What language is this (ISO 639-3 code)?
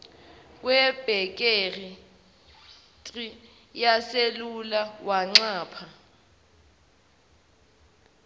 zul